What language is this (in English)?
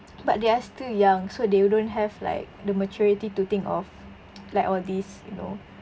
English